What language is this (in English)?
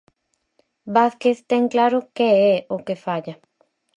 Galician